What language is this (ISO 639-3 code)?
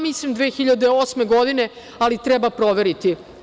srp